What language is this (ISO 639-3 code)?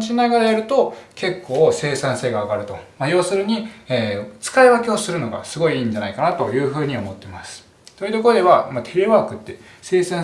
jpn